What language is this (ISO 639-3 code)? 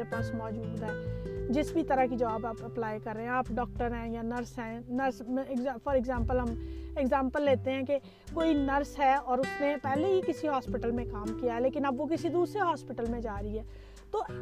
urd